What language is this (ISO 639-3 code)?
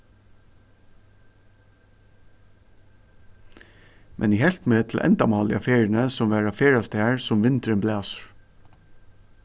fao